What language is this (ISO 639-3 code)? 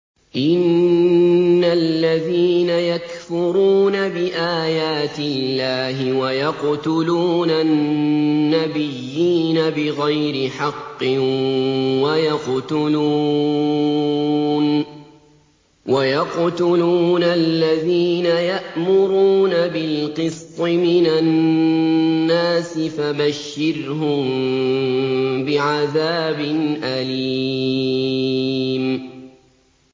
ara